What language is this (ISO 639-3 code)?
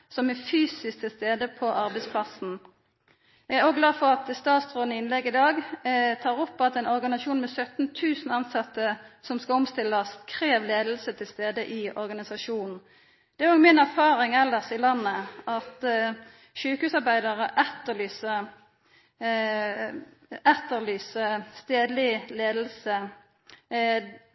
nno